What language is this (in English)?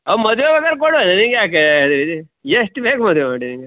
Kannada